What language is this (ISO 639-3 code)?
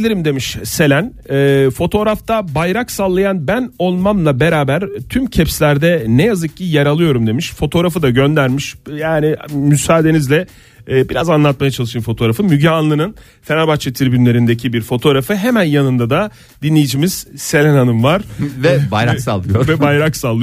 tur